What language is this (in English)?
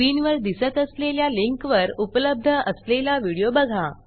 Marathi